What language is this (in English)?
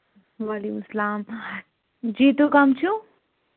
Kashmiri